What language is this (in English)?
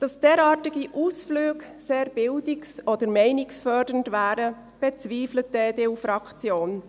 Swiss German